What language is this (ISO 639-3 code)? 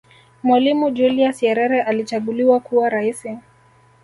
swa